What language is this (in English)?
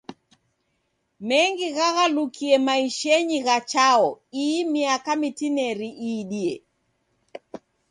Taita